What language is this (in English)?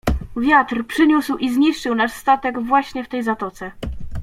Polish